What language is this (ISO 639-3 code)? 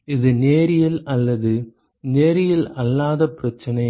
tam